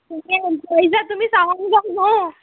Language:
Konkani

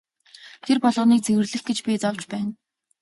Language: Mongolian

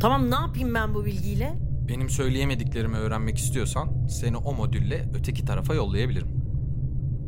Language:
Turkish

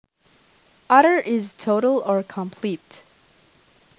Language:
Javanese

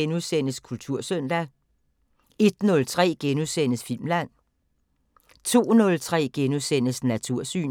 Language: Danish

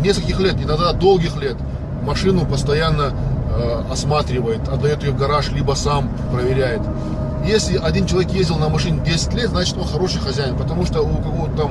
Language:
Russian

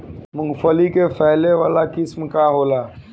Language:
Bhojpuri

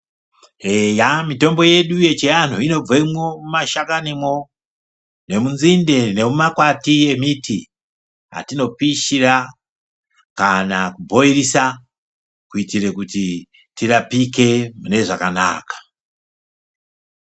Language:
Ndau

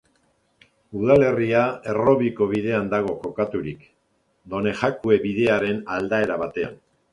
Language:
Basque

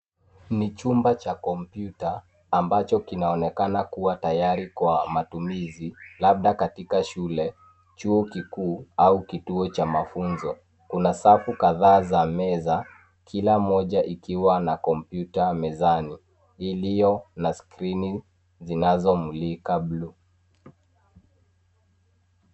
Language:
Swahili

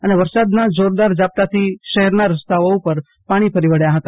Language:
Gujarati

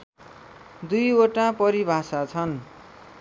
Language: Nepali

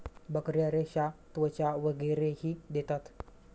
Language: Marathi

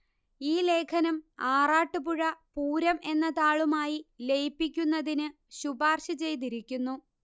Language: Malayalam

